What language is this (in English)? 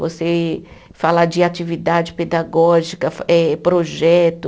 Portuguese